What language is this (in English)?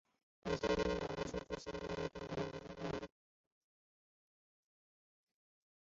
Chinese